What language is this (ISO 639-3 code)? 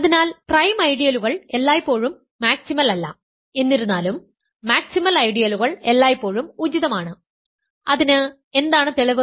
mal